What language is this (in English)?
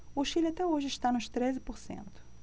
Portuguese